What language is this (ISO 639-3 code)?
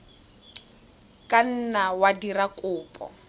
tsn